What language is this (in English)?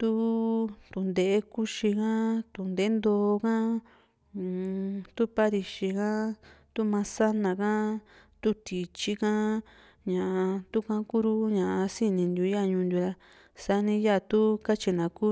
Juxtlahuaca Mixtec